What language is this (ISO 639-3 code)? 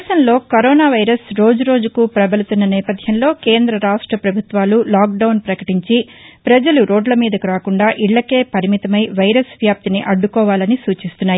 tel